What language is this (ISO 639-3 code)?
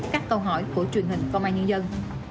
vie